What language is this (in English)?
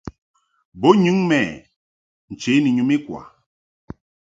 Mungaka